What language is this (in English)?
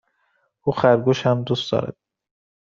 Persian